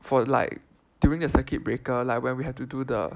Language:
English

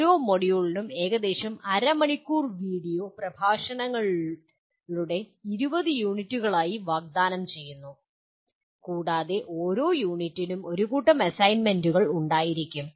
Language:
Malayalam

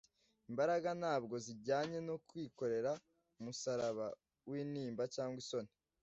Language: Kinyarwanda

